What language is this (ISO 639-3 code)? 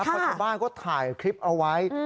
tha